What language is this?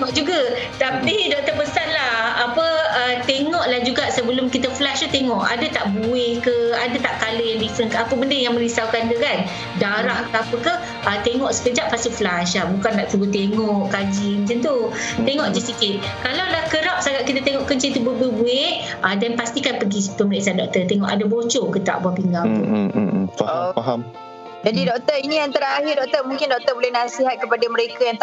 Malay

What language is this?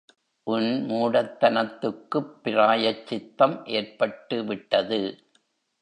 Tamil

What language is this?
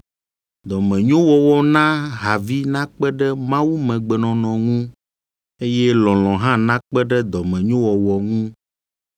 Ewe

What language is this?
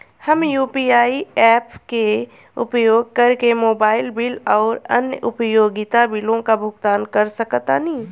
Bhojpuri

